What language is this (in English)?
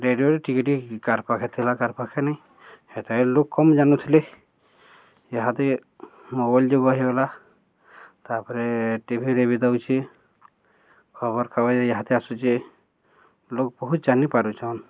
Odia